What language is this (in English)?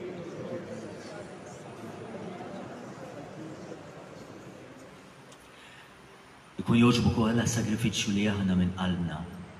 Arabic